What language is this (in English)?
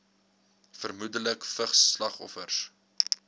Afrikaans